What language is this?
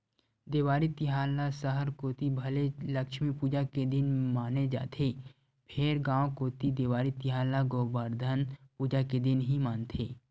Chhattisgarhi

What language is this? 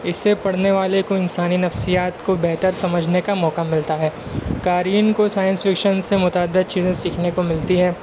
Urdu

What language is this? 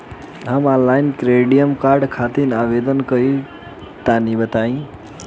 Bhojpuri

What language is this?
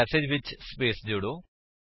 Punjabi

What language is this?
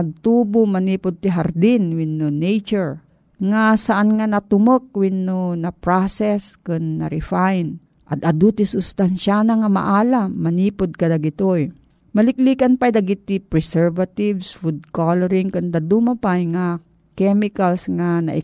Filipino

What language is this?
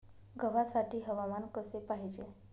Marathi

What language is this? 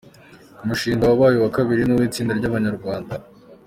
Kinyarwanda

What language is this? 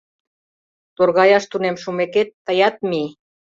Mari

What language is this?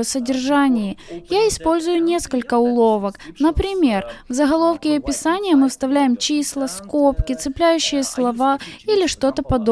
Russian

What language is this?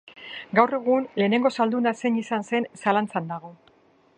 Basque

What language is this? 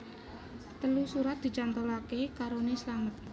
Javanese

